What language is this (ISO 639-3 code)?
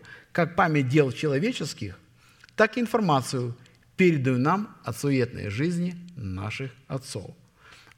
rus